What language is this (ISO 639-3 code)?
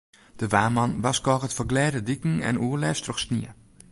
fry